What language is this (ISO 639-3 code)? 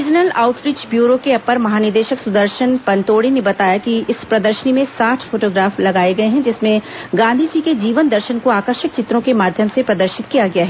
hin